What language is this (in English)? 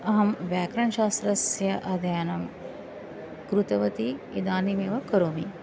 Sanskrit